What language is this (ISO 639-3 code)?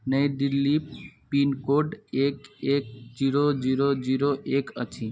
mai